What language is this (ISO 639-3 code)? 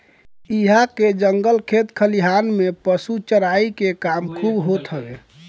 bho